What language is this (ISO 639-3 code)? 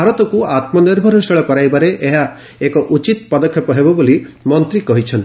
ori